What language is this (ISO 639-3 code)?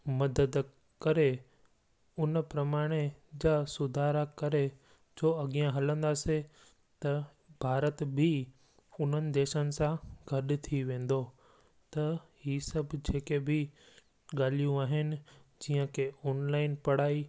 snd